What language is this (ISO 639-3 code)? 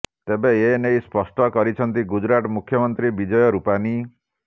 ori